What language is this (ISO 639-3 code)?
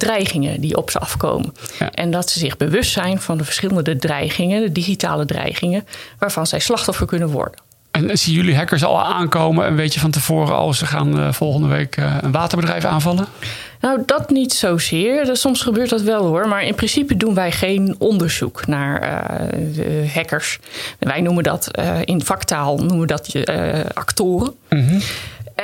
nld